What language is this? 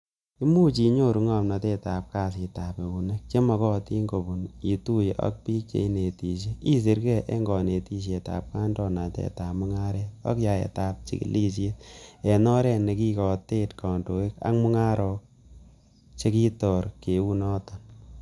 Kalenjin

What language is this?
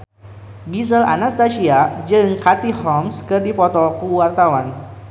Sundanese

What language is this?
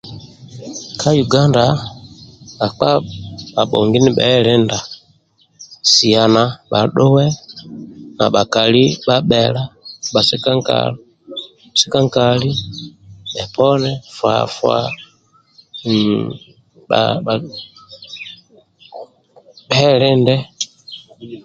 Amba (Uganda)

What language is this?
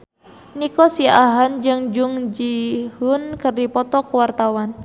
Sundanese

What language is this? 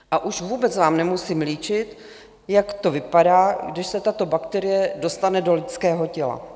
Czech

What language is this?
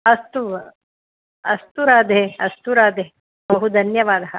Sanskrit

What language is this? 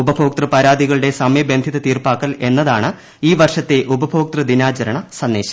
Malayalam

